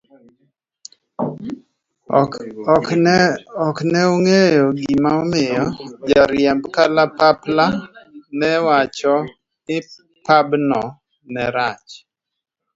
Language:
Luo (Kenya and Tanzania)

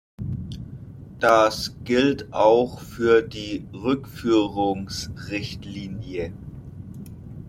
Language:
German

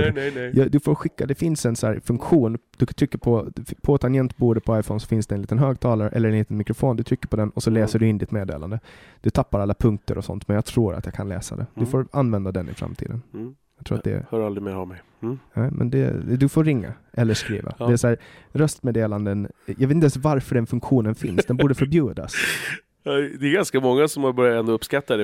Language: Swedish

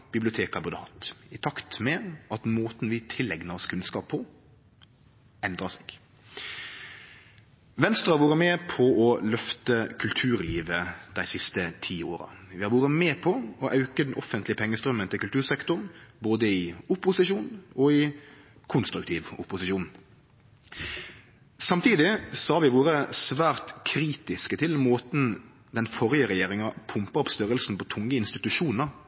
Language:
Norwegian Nynorsk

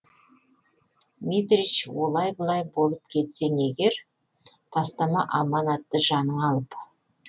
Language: Kazakh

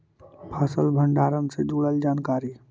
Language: Magahi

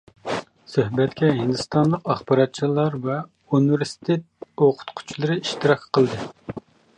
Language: Uyghur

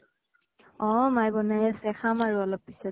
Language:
Assamese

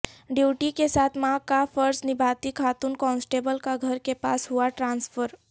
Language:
Urdu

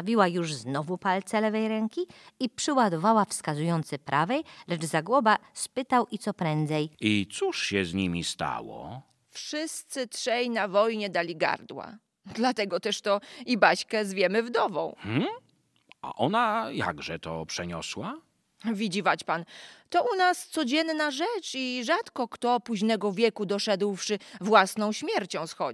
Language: Polish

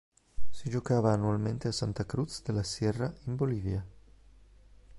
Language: Italian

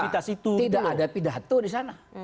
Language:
Indonesian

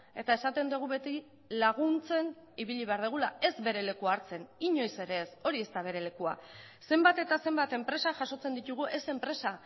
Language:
Basque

